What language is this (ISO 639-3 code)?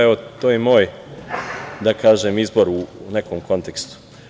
srp